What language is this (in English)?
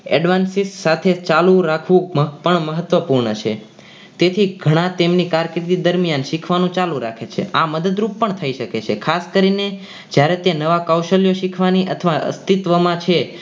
Gujarati